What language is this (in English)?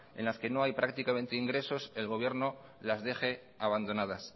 Spanish